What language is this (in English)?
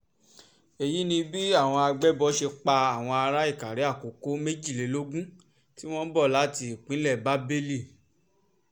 Yoruba